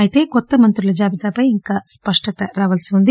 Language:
Telugu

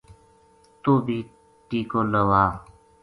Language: Gujari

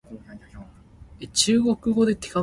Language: Min Nan Chinese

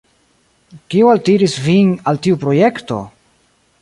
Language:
Esperanto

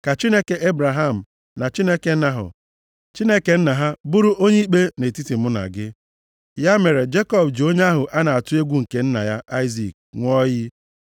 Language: Igbo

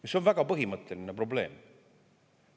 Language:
Estonian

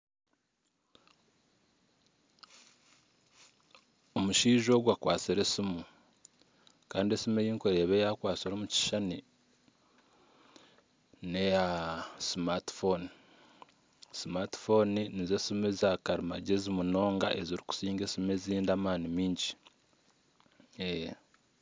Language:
Nyankole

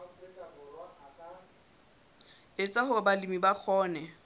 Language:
Southern Sotho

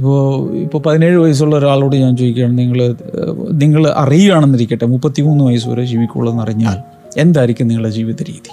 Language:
Malayalam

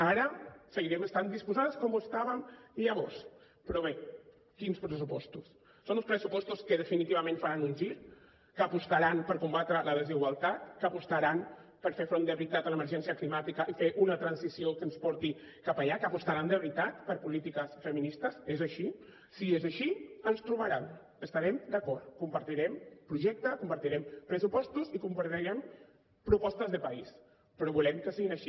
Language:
Catalan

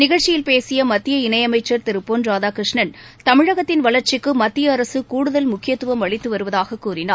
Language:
Tamil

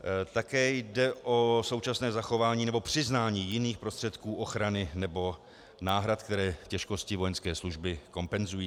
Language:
Czech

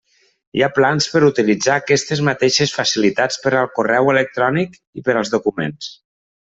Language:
Catalan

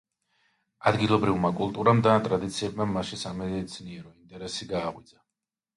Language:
Georgian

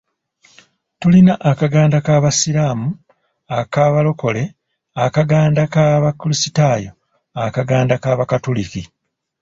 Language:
Ganda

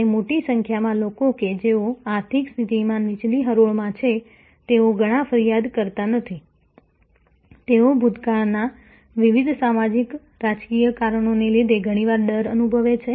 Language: Gujarati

